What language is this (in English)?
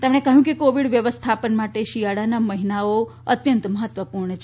Gujarati